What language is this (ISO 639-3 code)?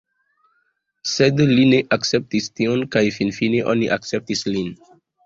epo